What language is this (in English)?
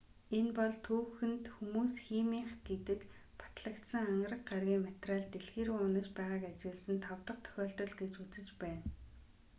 Mongolian